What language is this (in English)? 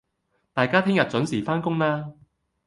Cantonese